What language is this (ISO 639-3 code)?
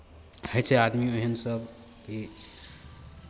mai